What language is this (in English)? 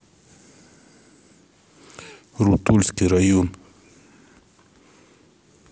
Russian